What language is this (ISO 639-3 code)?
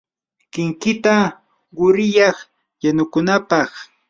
qur